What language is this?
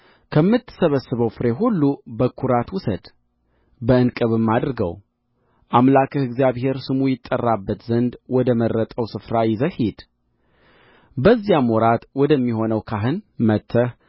Amharic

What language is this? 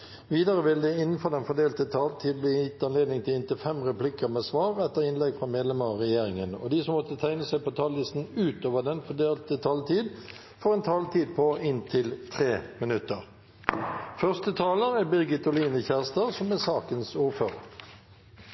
Norwegian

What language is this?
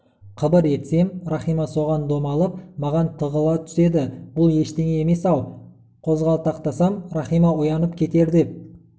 Kazakh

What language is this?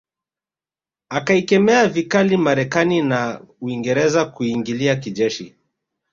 Swahili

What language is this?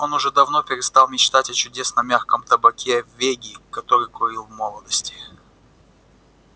Russian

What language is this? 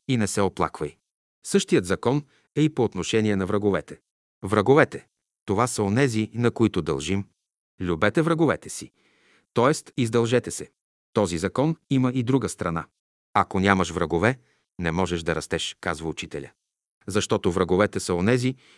Bulgarian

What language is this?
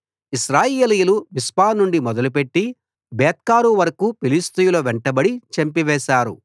Telugu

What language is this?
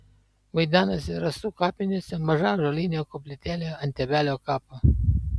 Lithuanian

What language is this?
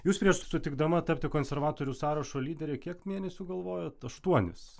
Lithuanian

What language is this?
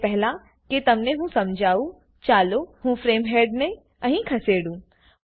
Gujarati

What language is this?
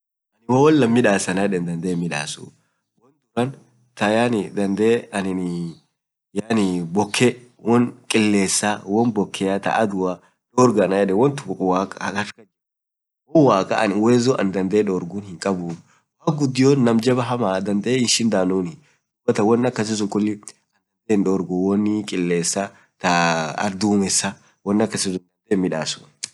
Orma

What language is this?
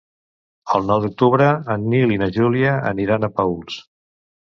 Catalan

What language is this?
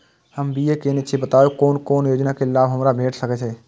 Maithili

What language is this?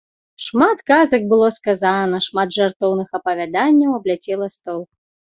Belarusian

